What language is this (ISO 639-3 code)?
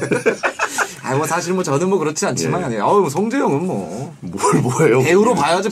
kor